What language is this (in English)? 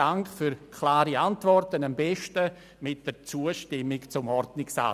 Swiss German